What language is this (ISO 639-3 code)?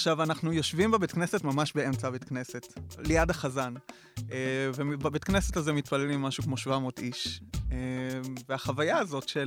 heb